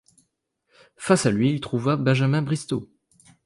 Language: French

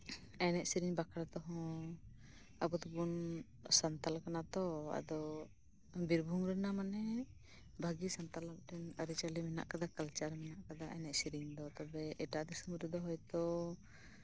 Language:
Santali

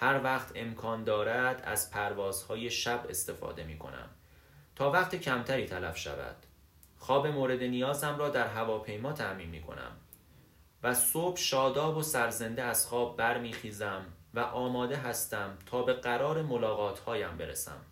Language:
Persian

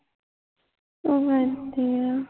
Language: Punjabi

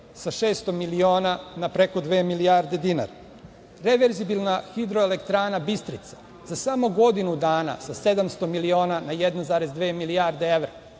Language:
Serbian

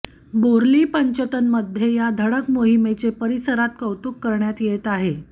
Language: Marathi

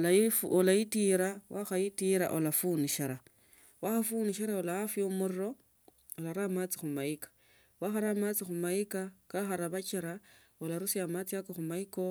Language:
Tsotso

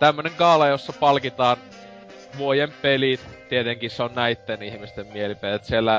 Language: Finnish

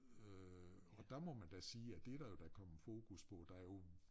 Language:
Danish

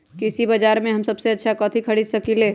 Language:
Magahi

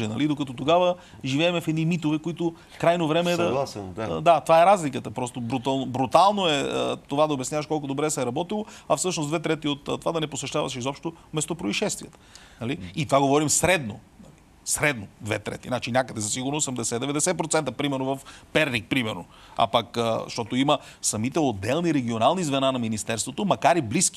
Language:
Bulgarian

